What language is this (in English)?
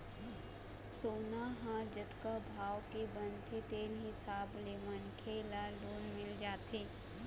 Chhattisgarhi